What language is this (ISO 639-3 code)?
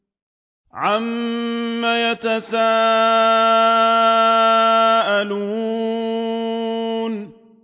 ara